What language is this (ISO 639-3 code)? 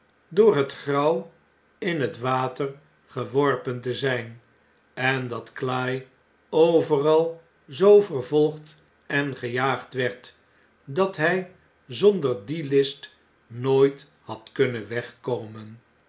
nld